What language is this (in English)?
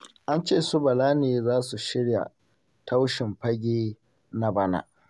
Hausa